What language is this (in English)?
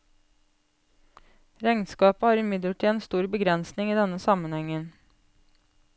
Norwegian